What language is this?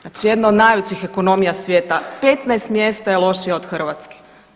Croatian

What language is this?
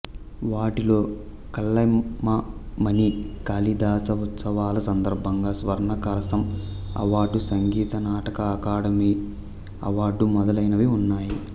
Telugu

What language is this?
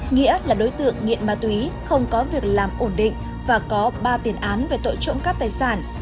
Vietnamese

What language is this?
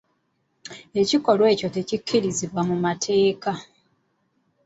Ganda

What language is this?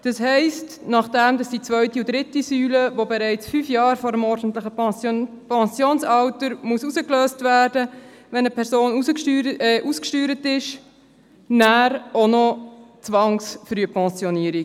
Swiss German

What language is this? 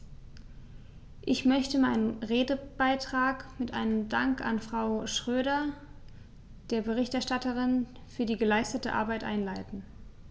German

